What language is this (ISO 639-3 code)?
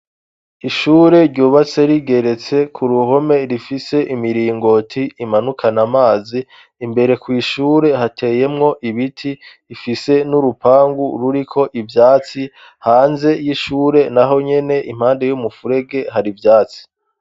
run